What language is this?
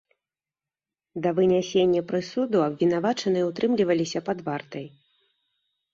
Belarusian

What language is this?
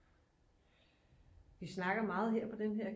Danish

